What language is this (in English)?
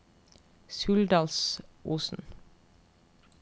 Norwegian